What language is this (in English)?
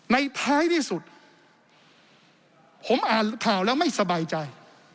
Thai